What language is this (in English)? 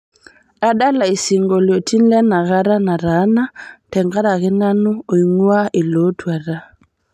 Masai